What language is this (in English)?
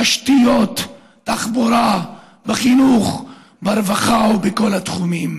Hebrew